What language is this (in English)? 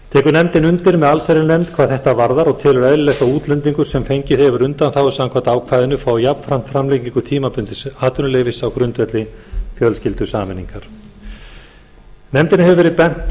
Icelandic